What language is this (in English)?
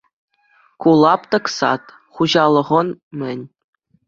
Chuvash